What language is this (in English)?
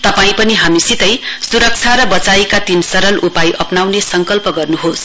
Nepali